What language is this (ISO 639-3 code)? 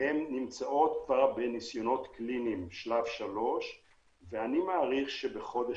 heb